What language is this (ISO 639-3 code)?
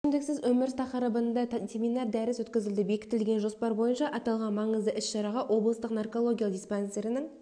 kaz